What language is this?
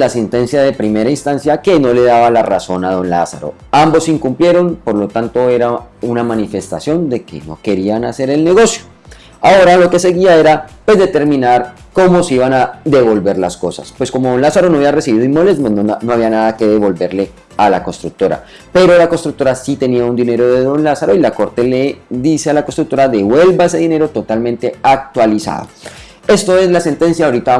Spanish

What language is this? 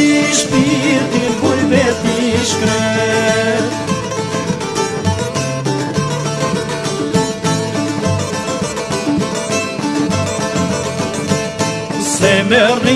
Dutch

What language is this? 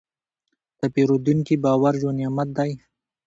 Pashto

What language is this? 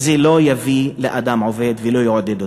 Hebrew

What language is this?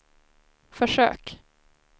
Swedish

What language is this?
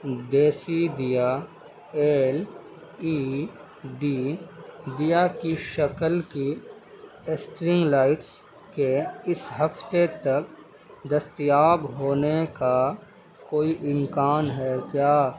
Urdu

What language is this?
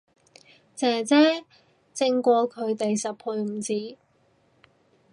Cantonese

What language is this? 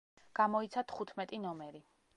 Georgian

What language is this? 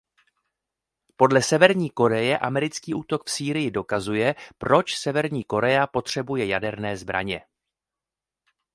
Czech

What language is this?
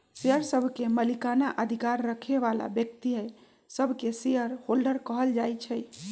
Magahi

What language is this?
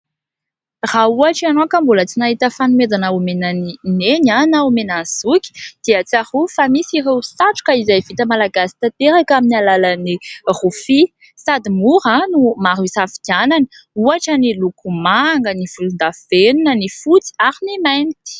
Malagasy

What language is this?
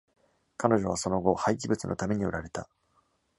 Japanese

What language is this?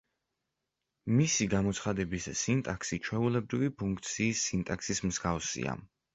Georgian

